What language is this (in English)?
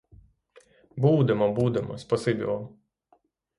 Ukrainian